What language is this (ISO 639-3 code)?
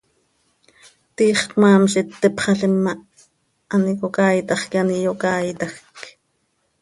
sei